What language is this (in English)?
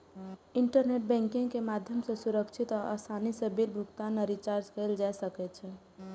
Maithili